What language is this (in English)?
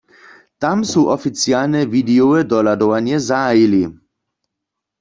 Upper Sorbian